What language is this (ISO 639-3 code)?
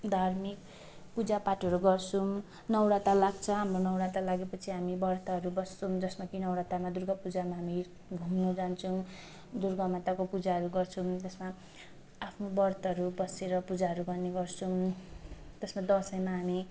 nep